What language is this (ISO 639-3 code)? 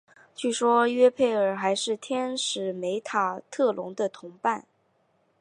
zho